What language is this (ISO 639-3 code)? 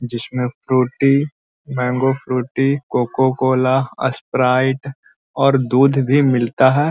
mag